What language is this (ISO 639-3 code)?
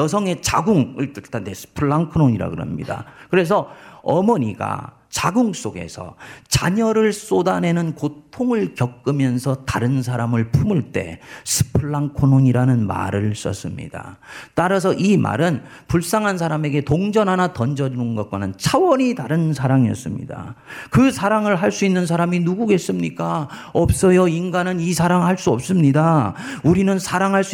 kor